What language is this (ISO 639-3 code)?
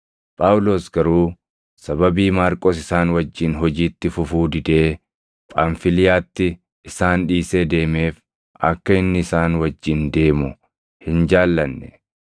orm